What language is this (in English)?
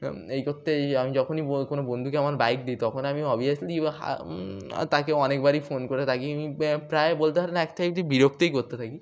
Bangla